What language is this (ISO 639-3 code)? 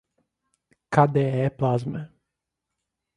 por